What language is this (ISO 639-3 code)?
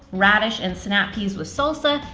eng